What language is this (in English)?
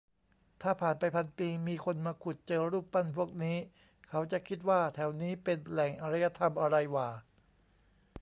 Thai